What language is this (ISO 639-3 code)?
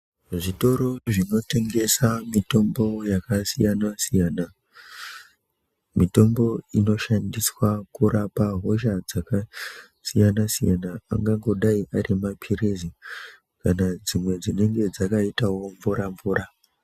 ndc